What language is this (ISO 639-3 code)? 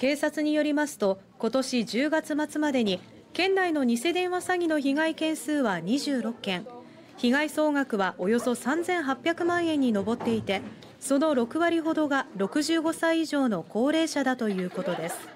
jpn